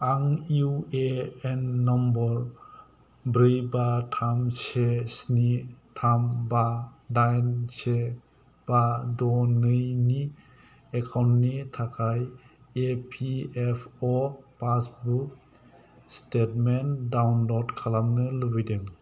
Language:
Bodo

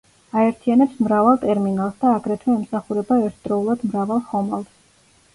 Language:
Georgian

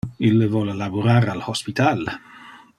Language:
Interlingua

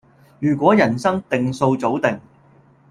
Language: Cantonese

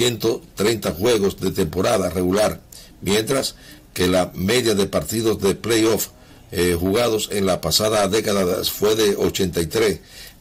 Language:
Spanish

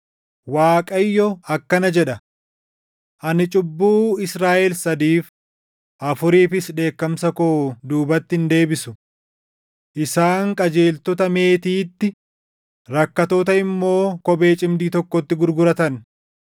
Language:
Oromo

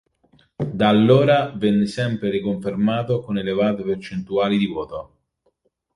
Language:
Italian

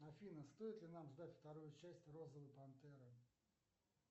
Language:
Russian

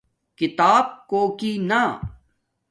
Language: Domaaki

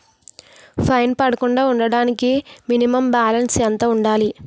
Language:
Telugu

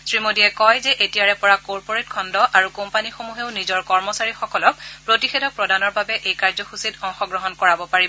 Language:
Assamese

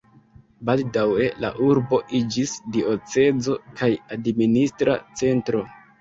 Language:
Esperanto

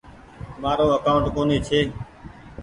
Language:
Goaria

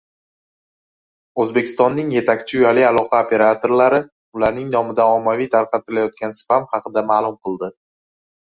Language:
Uzbek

